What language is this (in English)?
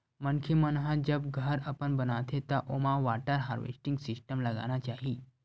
Chhattisgarhi